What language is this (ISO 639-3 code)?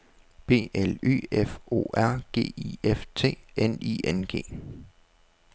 dan